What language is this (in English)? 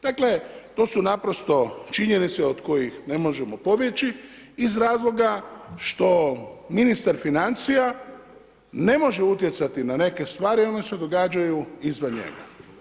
Croatian